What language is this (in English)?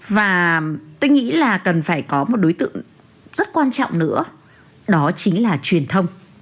Vietnamese